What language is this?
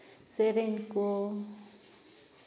Santali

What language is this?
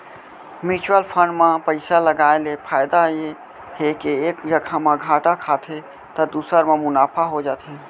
Chhattisgarhi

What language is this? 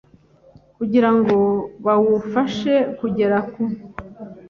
Kinyarwanda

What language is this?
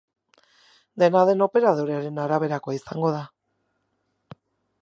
Basque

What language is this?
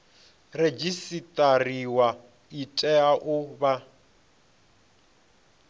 Venda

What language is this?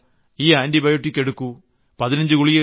Malayalam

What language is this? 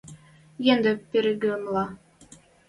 Western Mari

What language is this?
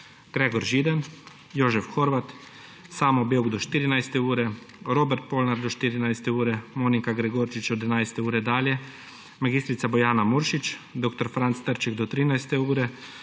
Slovenian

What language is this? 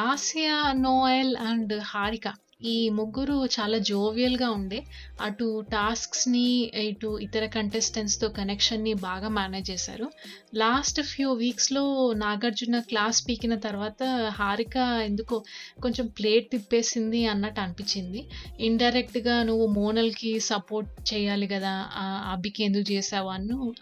Telugu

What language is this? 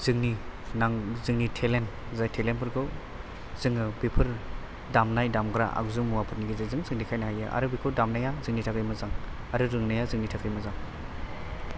Bodo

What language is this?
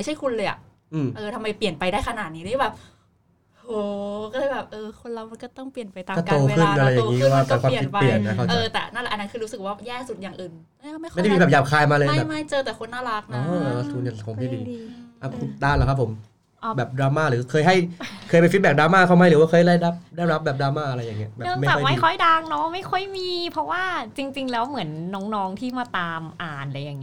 Thai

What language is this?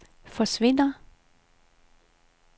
Danish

